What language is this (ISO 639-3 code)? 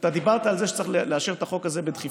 heb